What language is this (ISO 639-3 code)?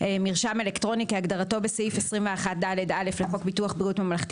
heb